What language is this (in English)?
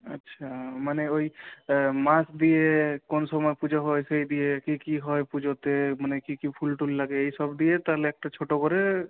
Bangla